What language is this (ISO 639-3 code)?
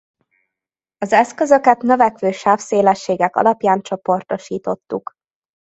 hun